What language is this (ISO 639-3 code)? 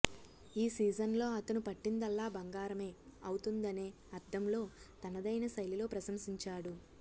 tel